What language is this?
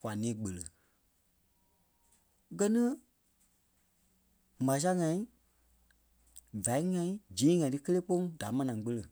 Kpelle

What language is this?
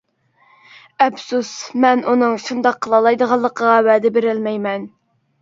Uyghur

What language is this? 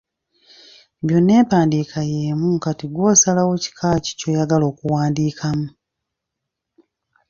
Ganda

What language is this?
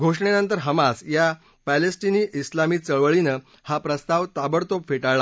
Marathi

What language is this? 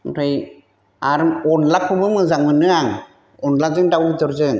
Bodo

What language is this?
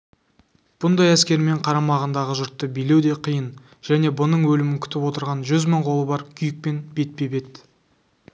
Kazakh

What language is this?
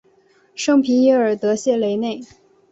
Chinese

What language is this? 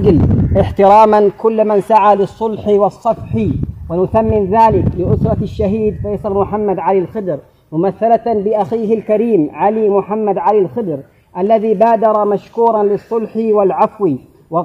Arabic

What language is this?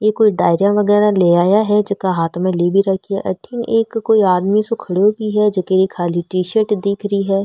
Marwari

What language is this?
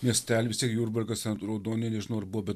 Lithuanian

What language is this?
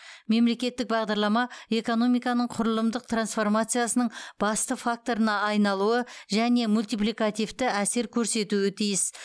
Kazakh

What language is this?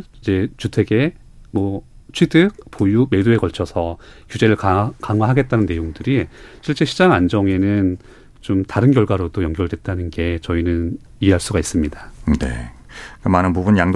Korean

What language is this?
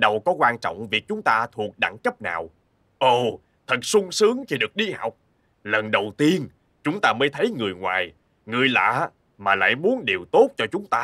Vietnamese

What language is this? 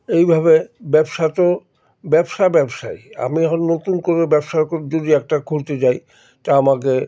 Bangla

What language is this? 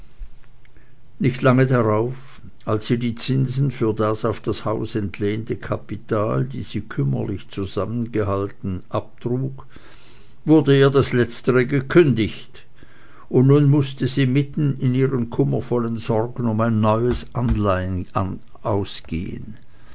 German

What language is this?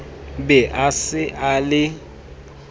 Southern Sotho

